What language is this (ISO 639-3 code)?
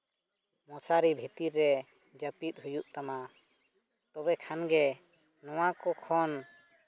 sat